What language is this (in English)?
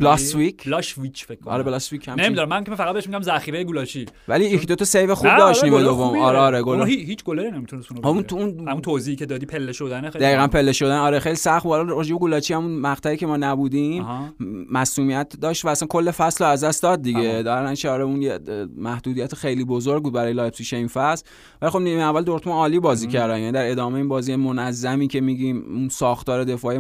Persian